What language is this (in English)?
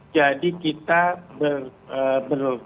Indonesian